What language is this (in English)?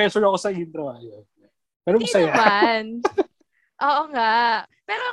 Filipino